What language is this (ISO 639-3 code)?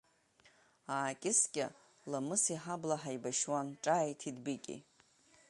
abk